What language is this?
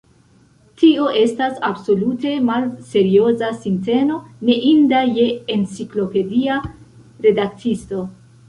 Esperanto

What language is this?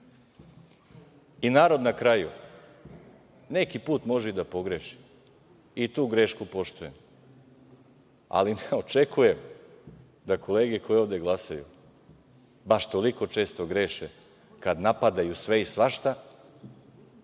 Serbian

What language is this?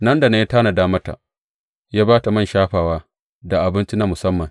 Hausa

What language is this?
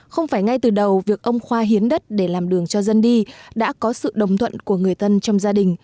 Vietnamese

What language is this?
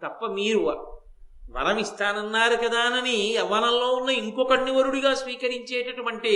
Telugu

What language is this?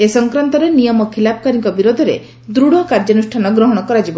Odia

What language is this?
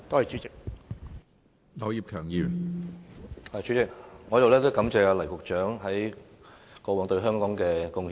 Cantonese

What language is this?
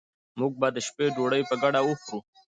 Pashto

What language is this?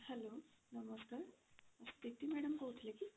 Odia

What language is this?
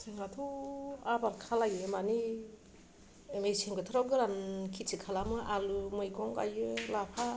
Bodo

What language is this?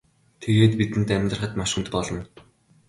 Mongolian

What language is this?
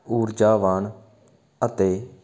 Punjabi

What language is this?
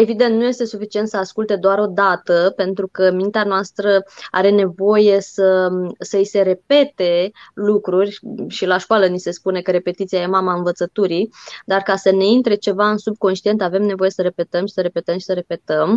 Romanian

